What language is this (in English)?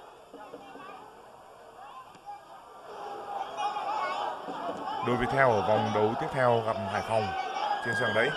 Vietnamese